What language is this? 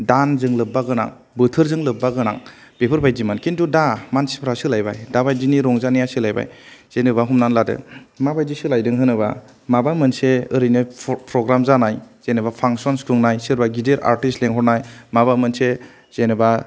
Bodo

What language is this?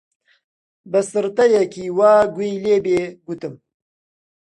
Central Kurdish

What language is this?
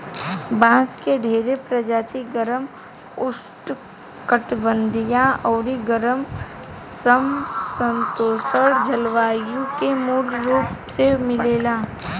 Bhojpuri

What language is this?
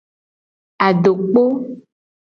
Gen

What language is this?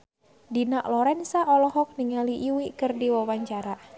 Sundanese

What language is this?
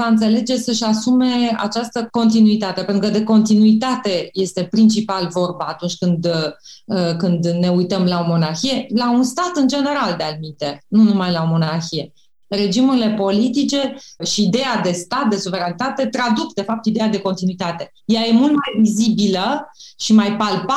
Romanian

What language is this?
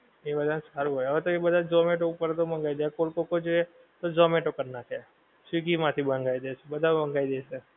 Gujarati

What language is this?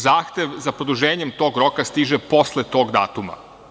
Serbian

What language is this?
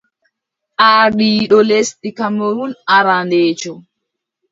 Adamawa Fulfulde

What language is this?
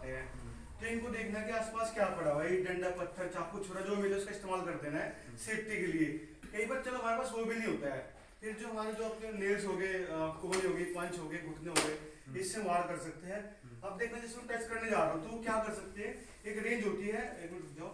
Hindi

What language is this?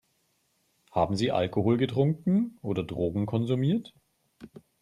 German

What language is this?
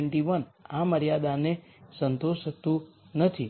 Gujarati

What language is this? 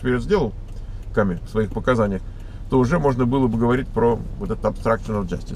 Russian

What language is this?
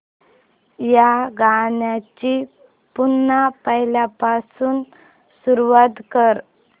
Marathi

